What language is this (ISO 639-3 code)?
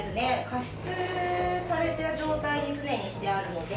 jpn